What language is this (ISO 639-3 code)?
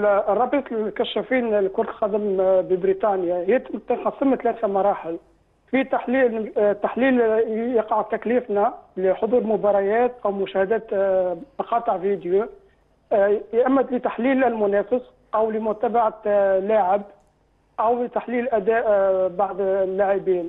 ara